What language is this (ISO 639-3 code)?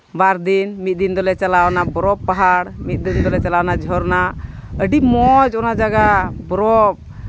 sat